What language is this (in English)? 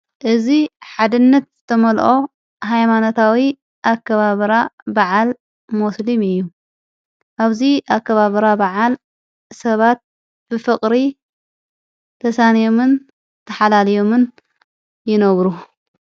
Tigrinya